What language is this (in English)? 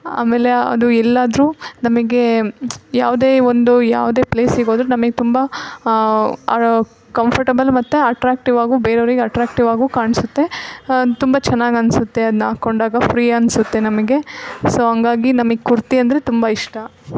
Kannada